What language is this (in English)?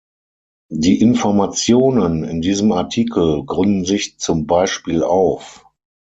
German